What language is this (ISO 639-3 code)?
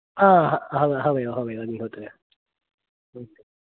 san